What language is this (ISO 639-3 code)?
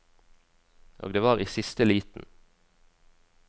nor